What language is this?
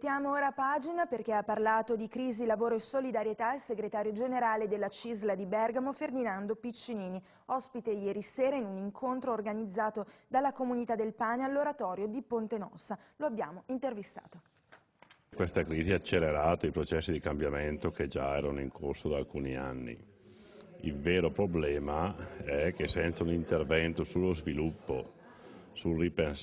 Italian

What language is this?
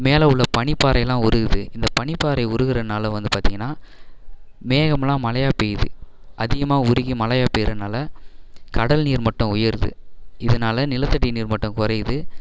Tamil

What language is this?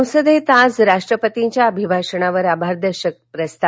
Marathi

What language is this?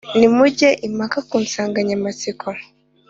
Kinyarwanda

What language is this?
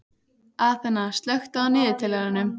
Icelandic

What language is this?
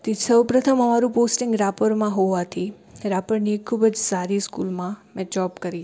Gujarati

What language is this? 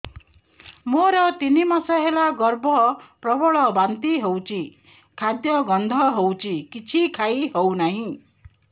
Odia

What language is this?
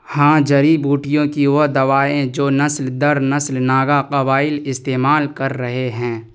Urdu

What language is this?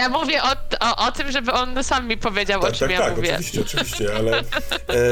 Polish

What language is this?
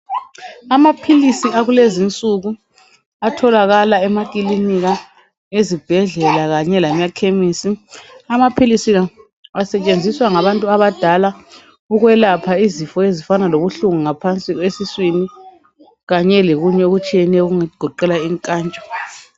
North Ndebele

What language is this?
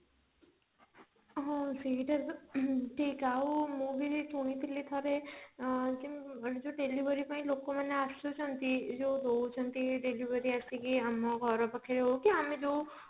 Odia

